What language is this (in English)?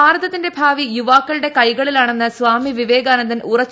Malayalam